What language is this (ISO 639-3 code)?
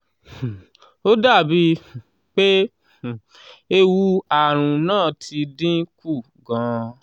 yor